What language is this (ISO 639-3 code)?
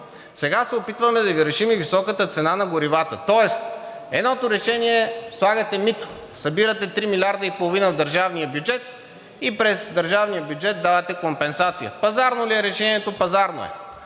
bul